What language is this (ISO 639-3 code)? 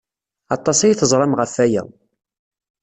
kab